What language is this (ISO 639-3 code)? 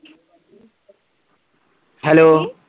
pan